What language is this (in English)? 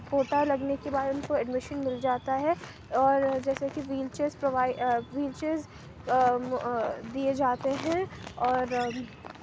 Urdu